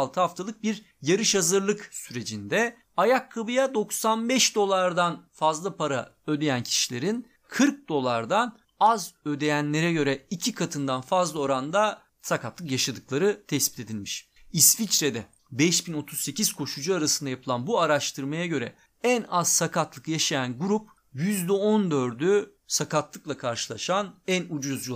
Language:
Turkish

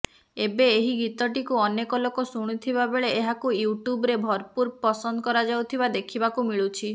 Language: Odia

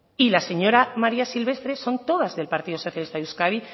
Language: Spanish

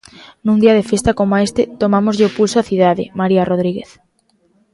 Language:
Galician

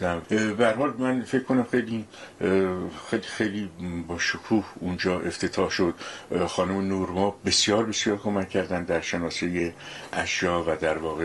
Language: Persian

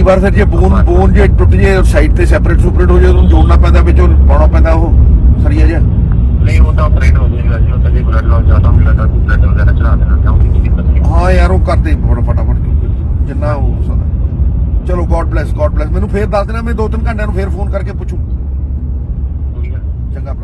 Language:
Punjabi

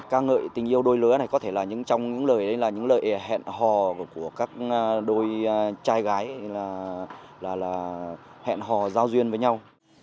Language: Vietnamese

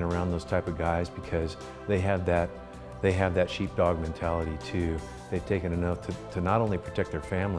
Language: English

